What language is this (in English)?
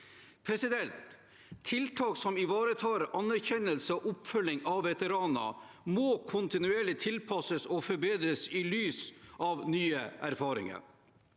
Norwegian